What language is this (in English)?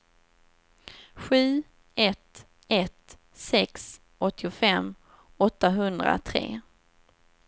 Swedish